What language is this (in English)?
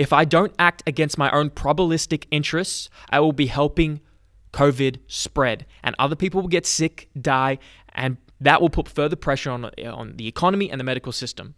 English